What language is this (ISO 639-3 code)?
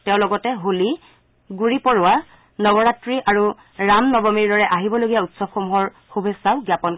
asm